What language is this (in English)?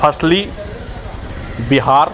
Hindi